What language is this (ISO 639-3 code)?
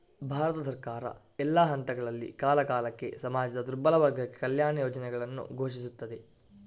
kan